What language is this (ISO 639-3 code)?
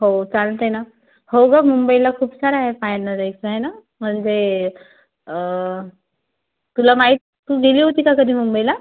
mar